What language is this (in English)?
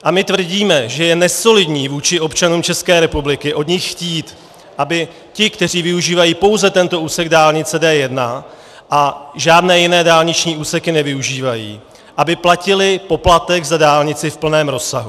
Czech